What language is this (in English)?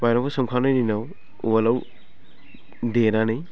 Bodo